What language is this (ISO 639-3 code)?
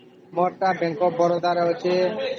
ori